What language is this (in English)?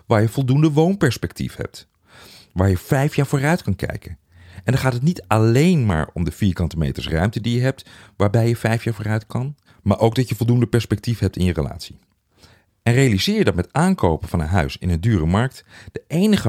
Dutch